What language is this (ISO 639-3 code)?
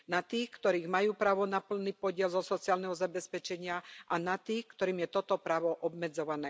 slk